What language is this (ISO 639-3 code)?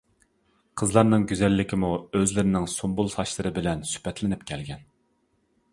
uig